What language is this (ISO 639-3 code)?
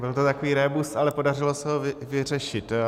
ces